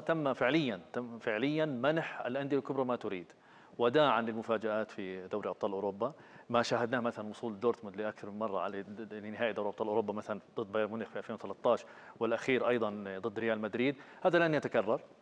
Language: Arabic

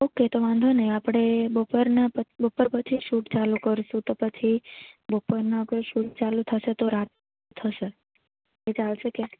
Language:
Gujarati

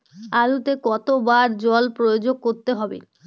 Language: Bangla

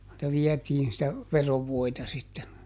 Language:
Finnish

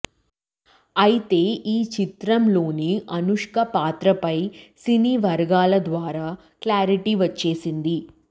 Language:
Telugu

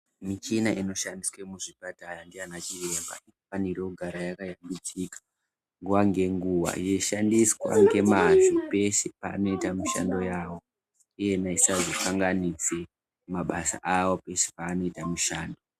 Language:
Ndau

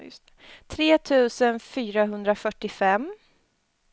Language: Swedish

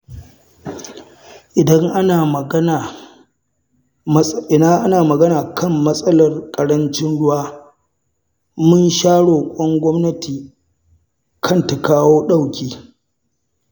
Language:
Hausa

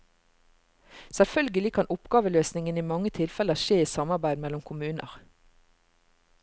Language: Norwegian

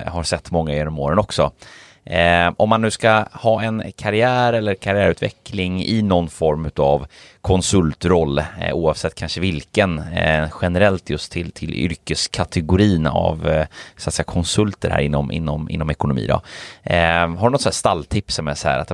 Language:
Swedish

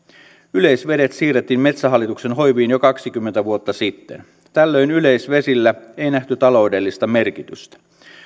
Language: Finnish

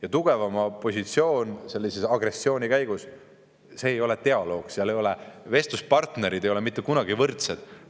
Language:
Estonian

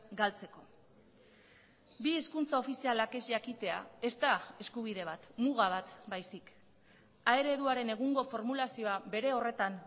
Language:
Basque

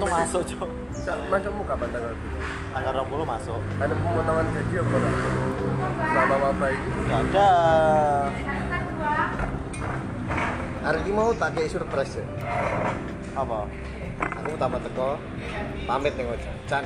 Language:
Indonesian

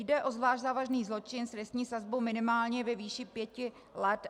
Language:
Czech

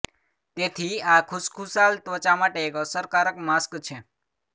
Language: Gujarati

